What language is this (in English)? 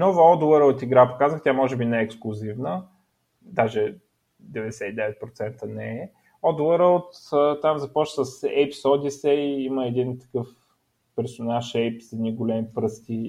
Bulgarian